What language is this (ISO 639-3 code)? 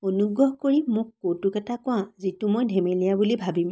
asm